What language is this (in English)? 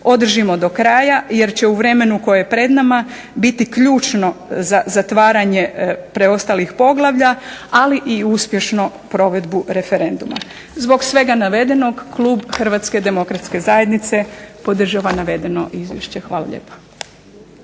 Croatian